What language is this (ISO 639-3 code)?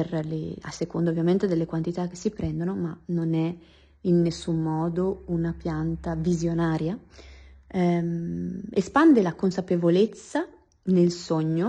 ita